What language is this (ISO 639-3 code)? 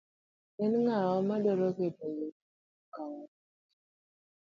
luo